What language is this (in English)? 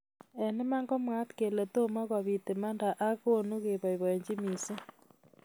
Kalenjin